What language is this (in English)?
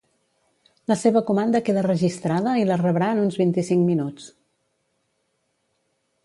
Catalan